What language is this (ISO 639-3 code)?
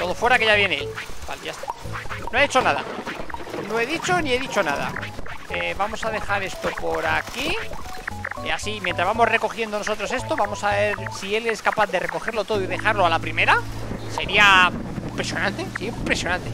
spa